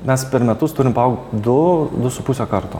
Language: Lithuanian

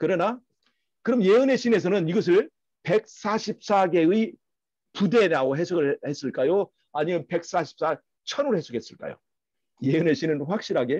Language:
Korean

